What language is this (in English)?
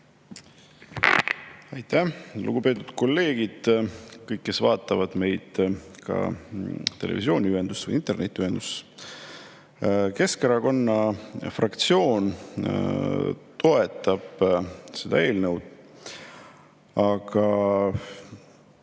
Estonian